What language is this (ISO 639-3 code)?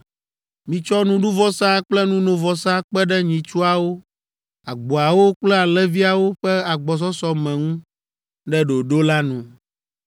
ewe